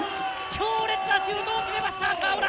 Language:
Japanese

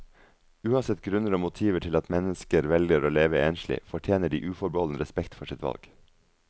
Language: Norwegian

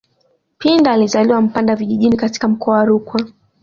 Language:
Swahili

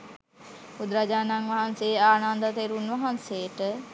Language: Sinhala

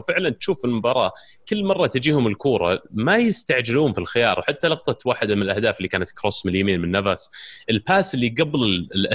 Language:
Arabic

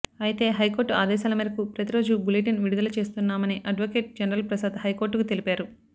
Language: Telugu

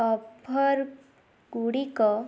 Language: Odia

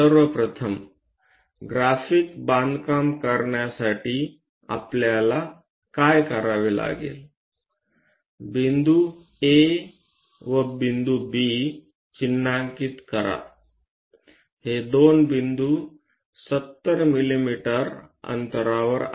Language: Marathi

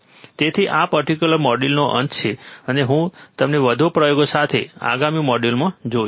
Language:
Gujarati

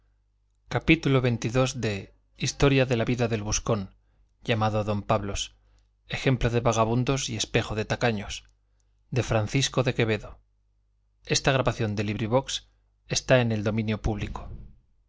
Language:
Spanish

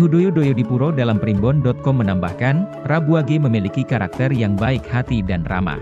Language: Indonesian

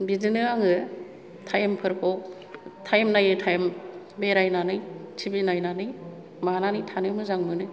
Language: Bodo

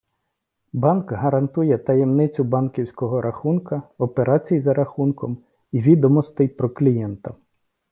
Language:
Ukrainian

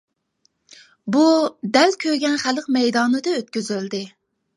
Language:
Uyghur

